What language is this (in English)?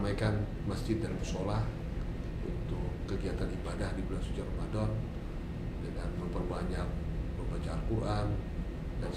Indonesian